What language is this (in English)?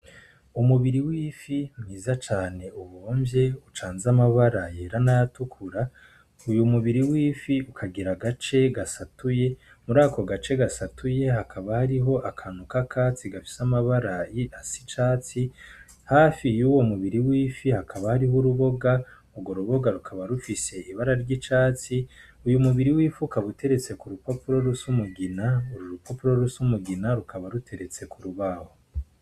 Rundi